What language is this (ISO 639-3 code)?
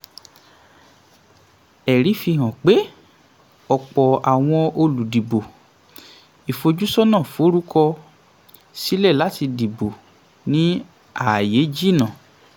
yor